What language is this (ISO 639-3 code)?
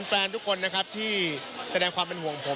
tha